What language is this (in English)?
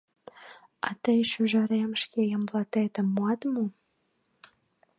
Mari